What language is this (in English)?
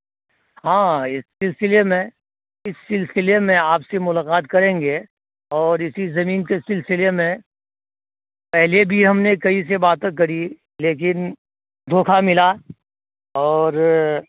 Urdu